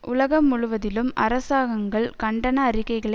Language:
Tamil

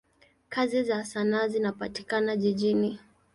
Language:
Swahili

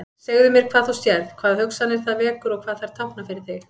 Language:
Icelandic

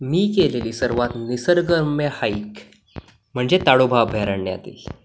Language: Marathi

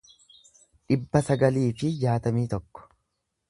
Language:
Oromo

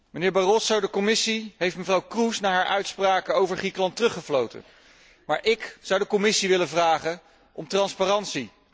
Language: Dutch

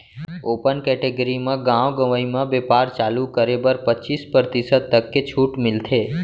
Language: Chhattisgarhi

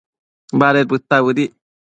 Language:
Matsés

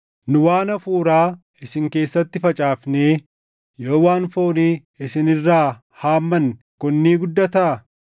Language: Oromo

